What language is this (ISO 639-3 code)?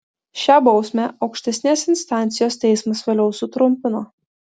lit